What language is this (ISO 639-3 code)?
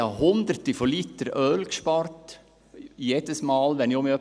gsw